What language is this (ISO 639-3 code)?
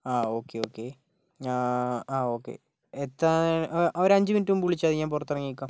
mal